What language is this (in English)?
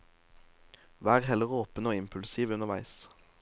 Norwegian